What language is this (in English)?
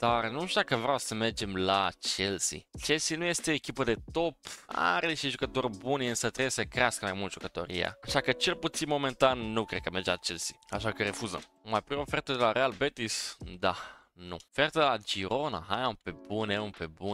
Romanian